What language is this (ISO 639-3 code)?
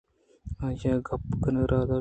bgp